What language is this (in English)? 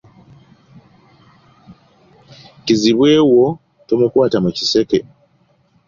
Ganda